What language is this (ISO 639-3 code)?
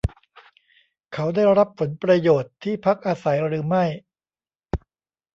tha